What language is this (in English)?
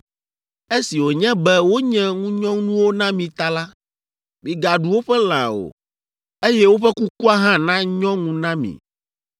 Ewe